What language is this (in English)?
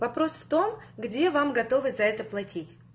Russian